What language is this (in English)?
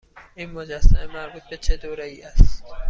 Persian